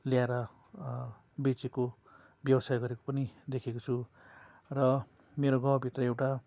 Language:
Nepali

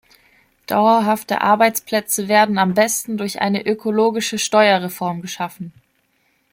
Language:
German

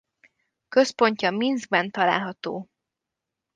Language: Hungarian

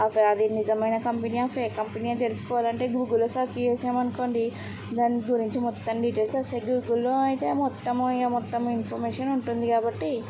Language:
Telugu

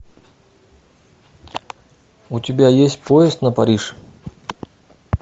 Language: Russian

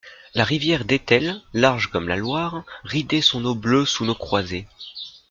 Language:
French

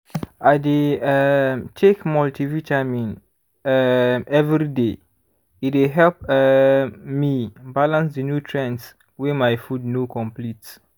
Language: Nigerian Pidgin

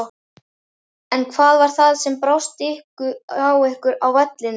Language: Icelandic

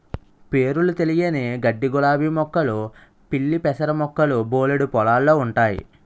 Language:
Telugu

